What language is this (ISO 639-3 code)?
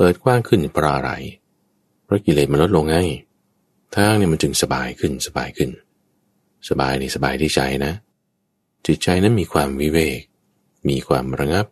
tha